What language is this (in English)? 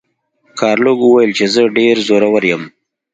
Pashto